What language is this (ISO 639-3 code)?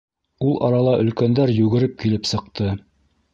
bak